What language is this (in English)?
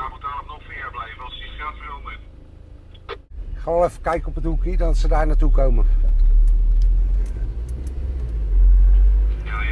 Dutch